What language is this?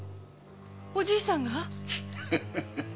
Japanese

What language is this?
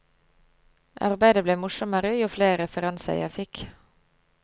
Norwegian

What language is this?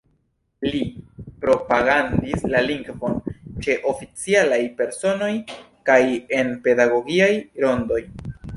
Esperanto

